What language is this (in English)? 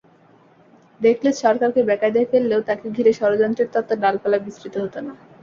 Bangla